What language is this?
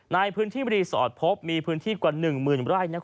Thai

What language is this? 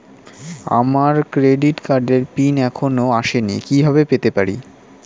Bangla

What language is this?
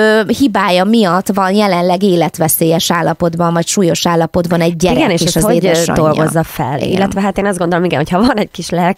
Hungarian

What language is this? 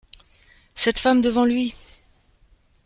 French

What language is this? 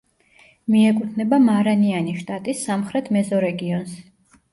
Georgian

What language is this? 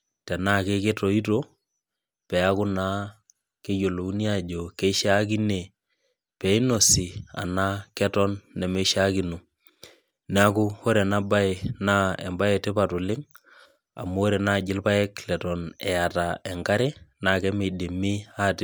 Masai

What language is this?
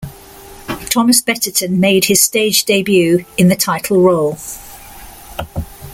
English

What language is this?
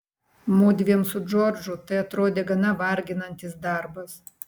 Lithuanian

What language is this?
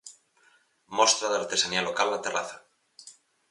Galician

